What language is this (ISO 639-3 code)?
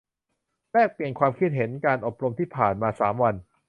tha